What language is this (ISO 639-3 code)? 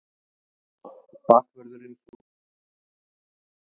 isl